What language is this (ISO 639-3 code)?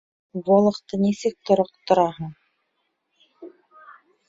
bak